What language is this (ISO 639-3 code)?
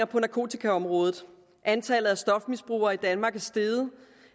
dan